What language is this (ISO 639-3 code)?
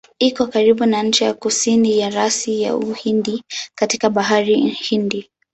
swa